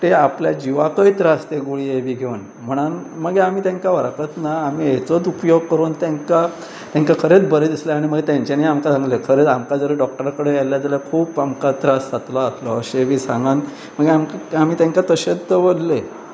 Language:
Konkani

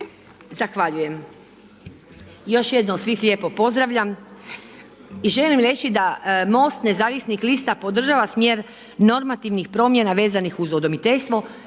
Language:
Croatian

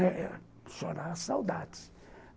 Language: Portuguese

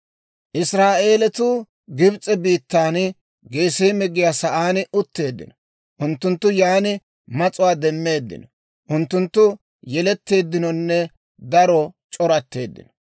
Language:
Dawro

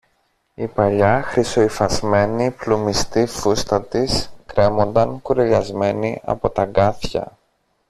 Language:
Greek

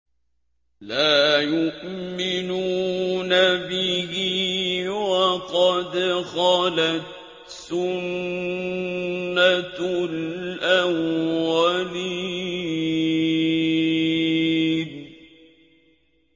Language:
Arabic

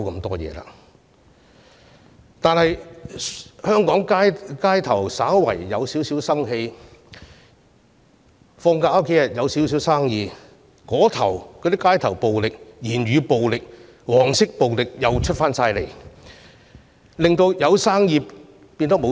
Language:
Cantonese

